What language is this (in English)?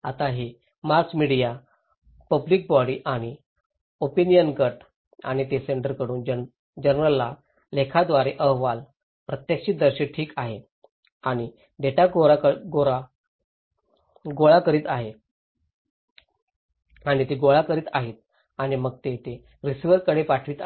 Marathi